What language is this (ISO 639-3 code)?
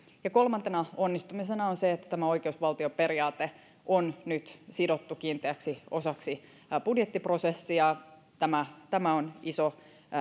fin